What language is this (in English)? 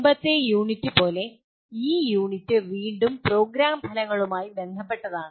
Malayalam